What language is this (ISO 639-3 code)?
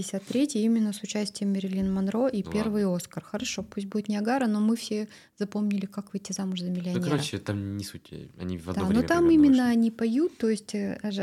rus